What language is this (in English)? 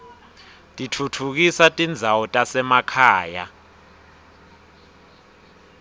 Swati